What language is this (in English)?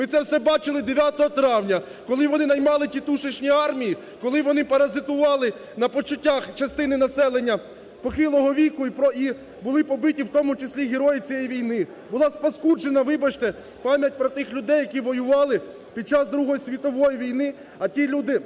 Ukrainian